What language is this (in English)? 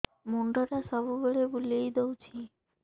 Odia